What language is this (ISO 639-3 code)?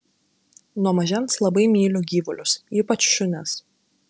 lit